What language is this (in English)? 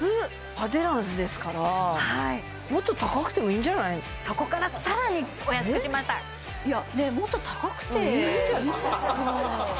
Japanese